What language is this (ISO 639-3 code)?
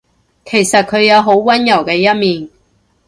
yue